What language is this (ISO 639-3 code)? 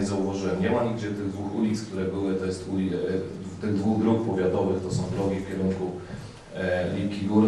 pol